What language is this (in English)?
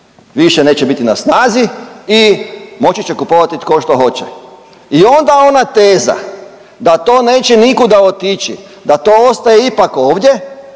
Croatian